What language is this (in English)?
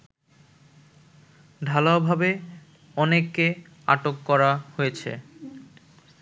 Bangla